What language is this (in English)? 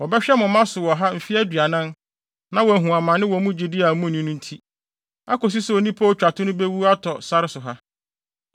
Akan